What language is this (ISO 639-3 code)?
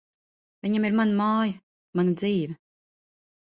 lav